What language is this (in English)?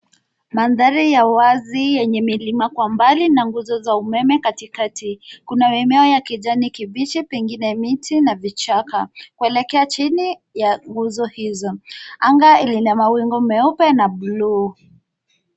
Swahili